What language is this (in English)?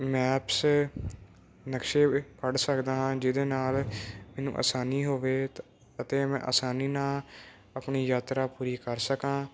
Punjabi